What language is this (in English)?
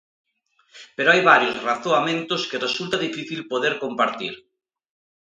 Galician